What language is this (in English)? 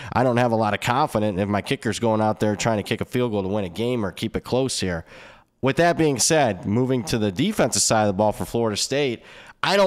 English